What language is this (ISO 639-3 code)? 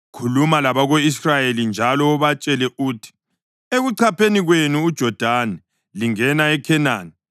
nde